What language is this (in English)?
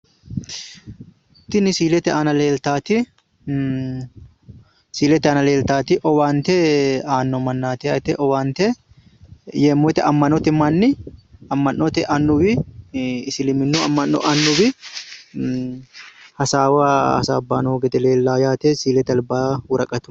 Sidamo